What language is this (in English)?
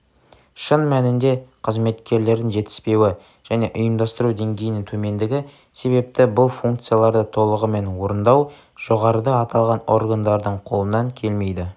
Kazakh